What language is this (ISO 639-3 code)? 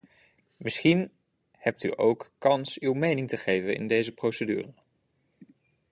nld